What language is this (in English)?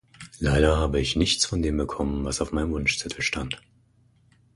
German